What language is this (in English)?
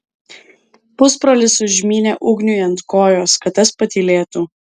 Lithuanian